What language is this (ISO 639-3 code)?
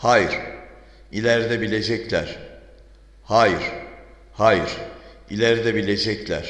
tur